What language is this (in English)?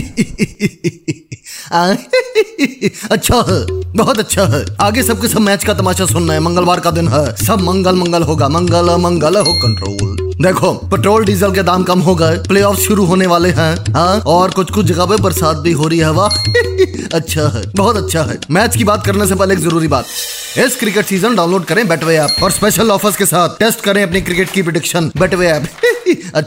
Hindi